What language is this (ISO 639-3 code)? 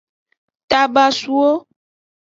ajg